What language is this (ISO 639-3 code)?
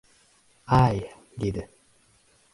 uzb